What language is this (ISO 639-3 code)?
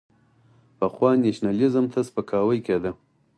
pus